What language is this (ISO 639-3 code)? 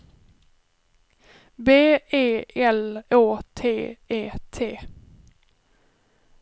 swe